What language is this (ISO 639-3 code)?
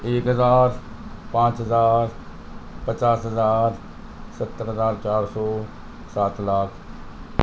urd